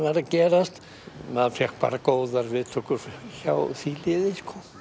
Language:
Icelandic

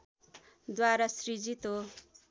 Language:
Nepali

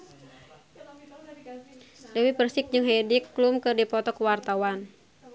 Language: Sundanese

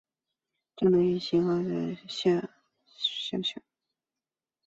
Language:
Chinese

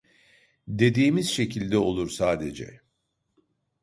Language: Turkish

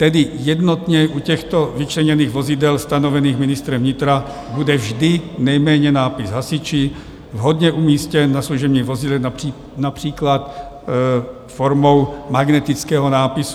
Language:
Czech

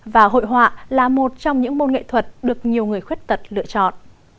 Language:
Vietnamese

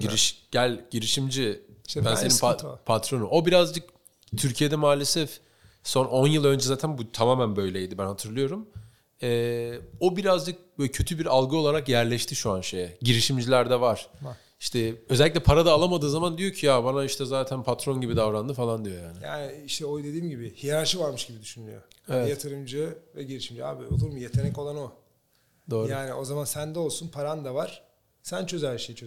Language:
Turkish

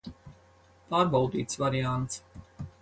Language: Latvian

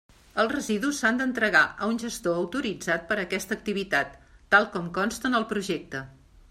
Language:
Catalan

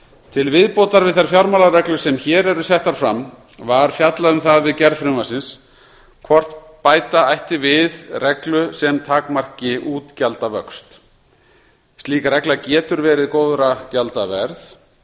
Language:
Icelandic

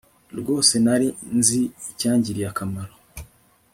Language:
Kinyarwanda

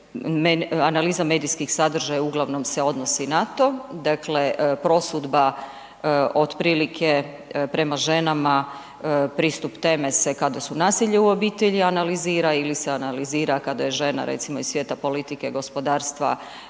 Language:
Croatian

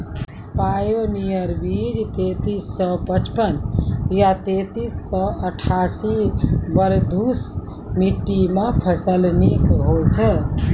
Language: Maithili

